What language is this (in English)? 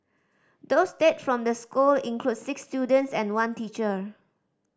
English